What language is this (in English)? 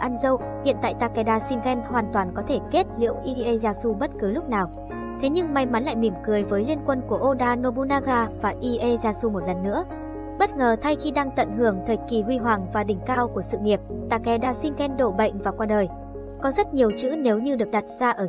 Vietnamese